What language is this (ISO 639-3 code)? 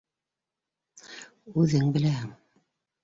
bak